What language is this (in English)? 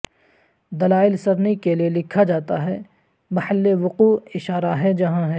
Urdu